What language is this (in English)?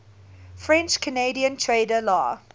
English